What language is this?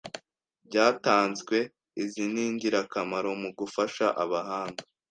Kinyarwanda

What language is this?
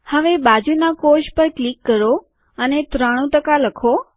Gujarati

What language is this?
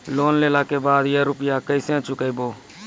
Maithili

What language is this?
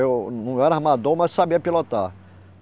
Portuguese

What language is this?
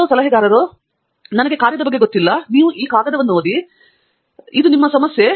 Kannada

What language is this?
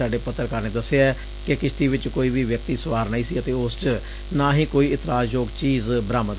Punjabi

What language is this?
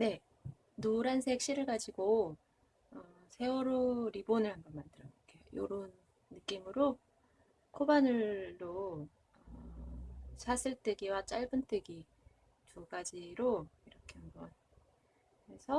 Korean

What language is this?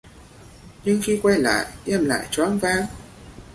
Vietnamese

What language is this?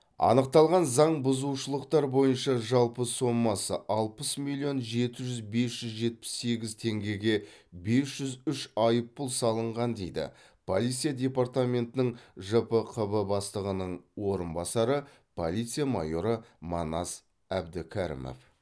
Kazakh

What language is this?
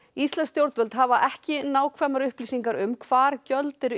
Icelandic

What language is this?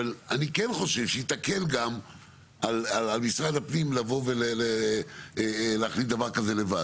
Hebrew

